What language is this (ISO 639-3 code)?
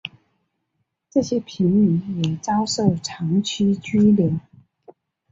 zho